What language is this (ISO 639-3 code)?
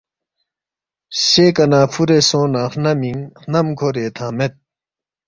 bft